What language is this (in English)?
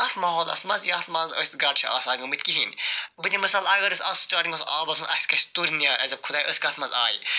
Kashmiri